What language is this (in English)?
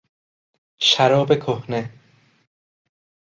Persian